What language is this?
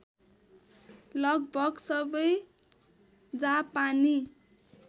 Nepali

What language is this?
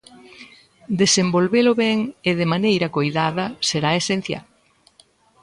Galician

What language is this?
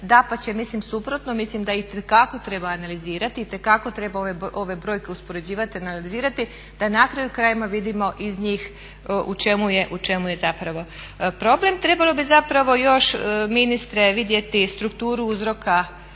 Croatian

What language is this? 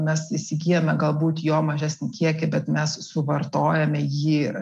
Lithuanian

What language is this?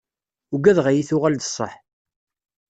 Kabyle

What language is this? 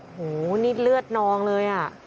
Thai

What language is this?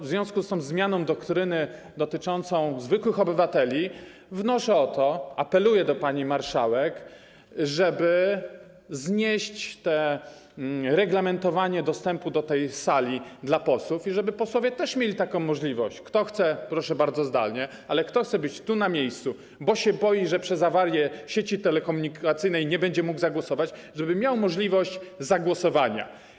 Polish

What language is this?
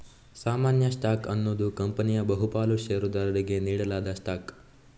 Kannada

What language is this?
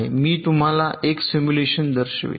Marathi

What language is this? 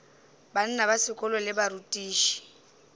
Northern Sotho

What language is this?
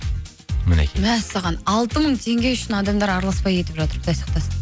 Kazakh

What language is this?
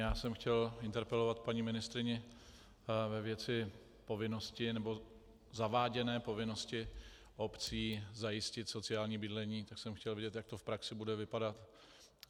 Czech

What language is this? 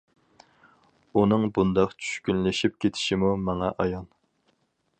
Uyghur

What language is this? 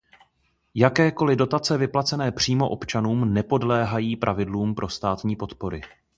Czech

